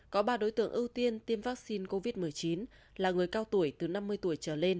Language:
Vietnamese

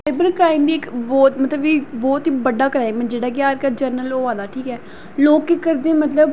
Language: Dogri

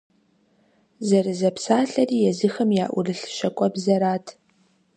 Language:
Kabardian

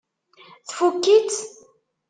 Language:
Kabyle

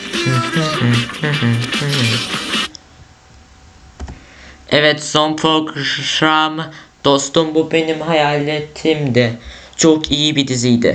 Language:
Turkish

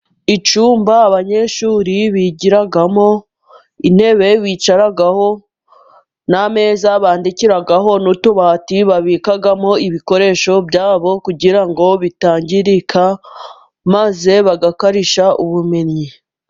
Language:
Kinyarwanda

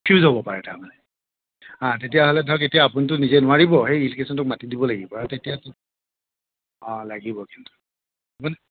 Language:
Assamese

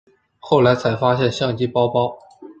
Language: Chinese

